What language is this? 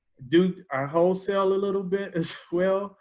English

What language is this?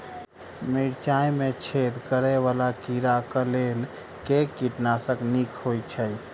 Maithili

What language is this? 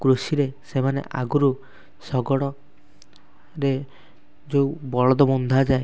Odia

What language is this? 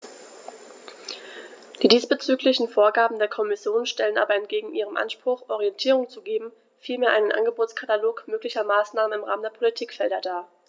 German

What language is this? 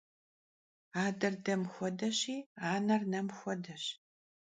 Kabardian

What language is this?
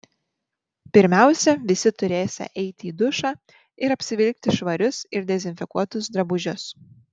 Lithuanian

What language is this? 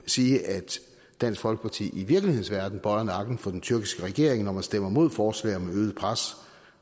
Danish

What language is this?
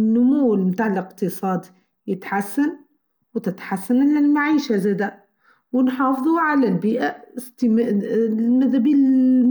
Tunisian Arabic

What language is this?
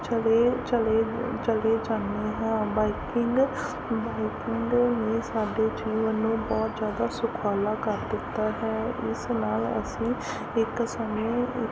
Punjabi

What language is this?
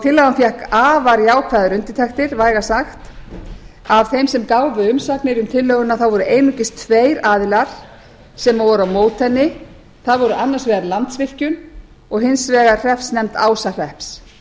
Icelandic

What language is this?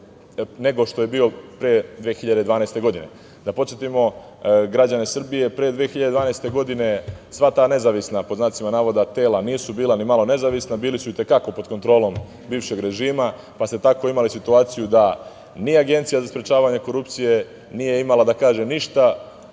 Serbian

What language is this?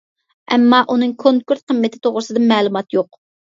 Uyghur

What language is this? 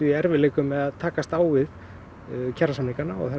Icelandic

